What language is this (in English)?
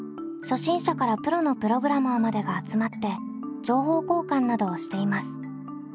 Japanese